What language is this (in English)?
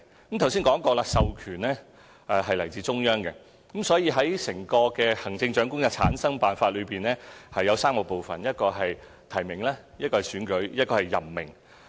Cantonese